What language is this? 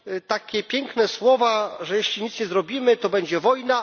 Polish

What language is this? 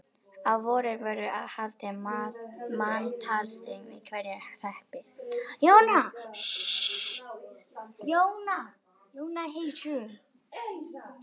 Icelandic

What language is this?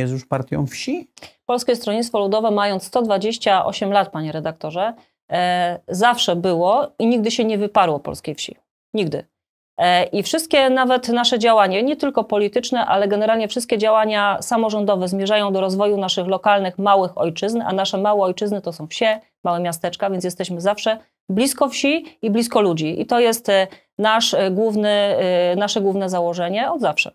Polish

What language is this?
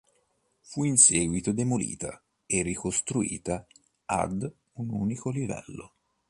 Italian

